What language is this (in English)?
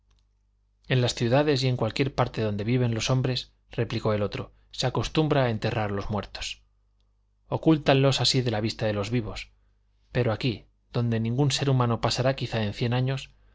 Spanish